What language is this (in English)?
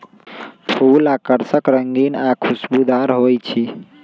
Magahi